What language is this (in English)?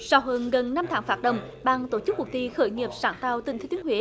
Vietnamese